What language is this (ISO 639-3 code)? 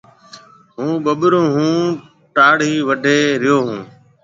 mve